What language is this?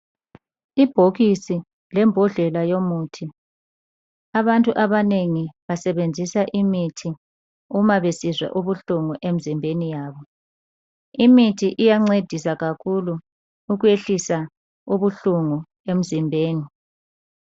North Ndebele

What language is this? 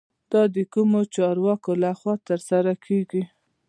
Pashto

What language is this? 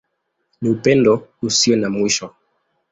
Swahili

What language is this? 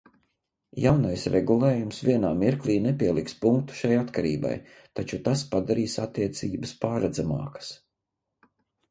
Latvian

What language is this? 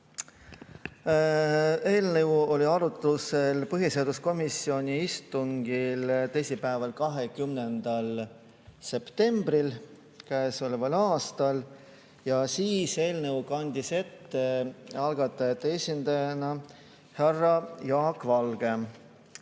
Estonian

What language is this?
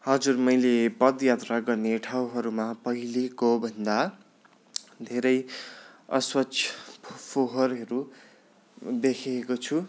Nepali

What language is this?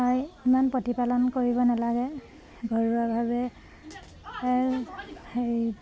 Assamese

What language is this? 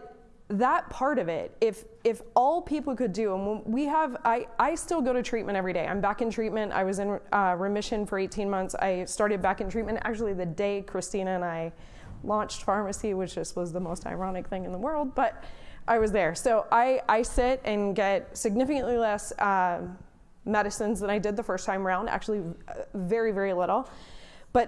English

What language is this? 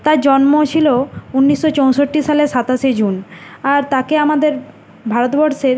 Bangla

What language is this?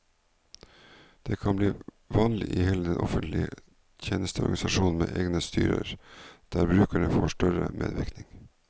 Norwegian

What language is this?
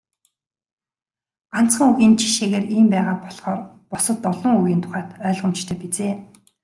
Mongolian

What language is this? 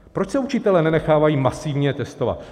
Czech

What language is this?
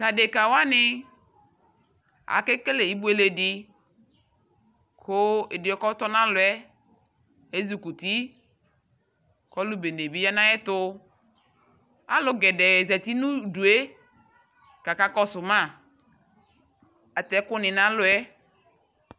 Ikposo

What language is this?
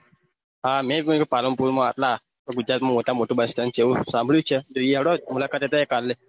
Gujarati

